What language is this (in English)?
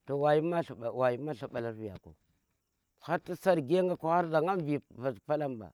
Tera